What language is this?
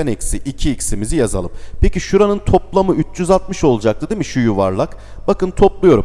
Turkish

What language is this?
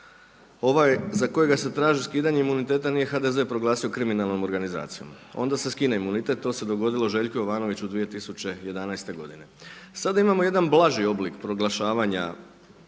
Croatian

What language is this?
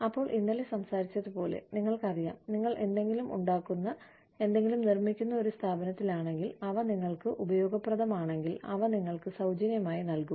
Malayalam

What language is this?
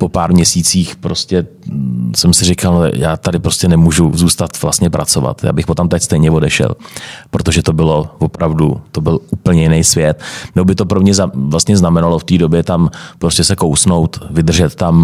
Czech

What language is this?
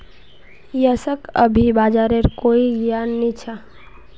Magahi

